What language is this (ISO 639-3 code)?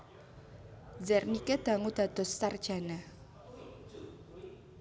jav